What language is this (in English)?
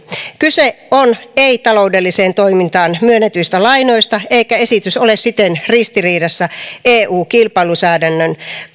Finnish